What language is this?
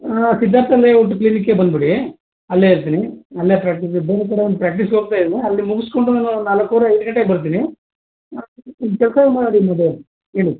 Kannada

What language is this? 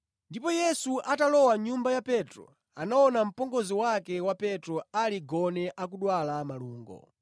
Nyanja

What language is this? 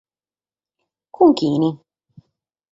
Sardinian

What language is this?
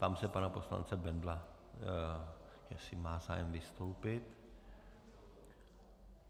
Czech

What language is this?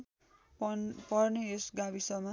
Nepali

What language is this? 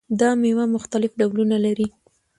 Pashto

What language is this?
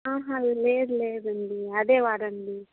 Telugu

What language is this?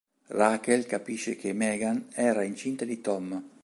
Italian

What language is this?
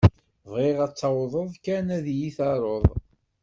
Kabyle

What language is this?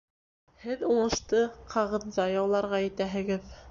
Bashkir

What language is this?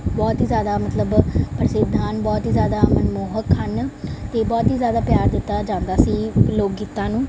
Punjabi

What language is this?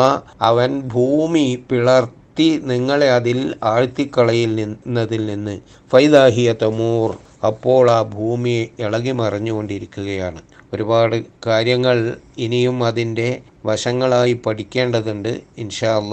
Malayalam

